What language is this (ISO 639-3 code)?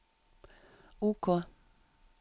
nor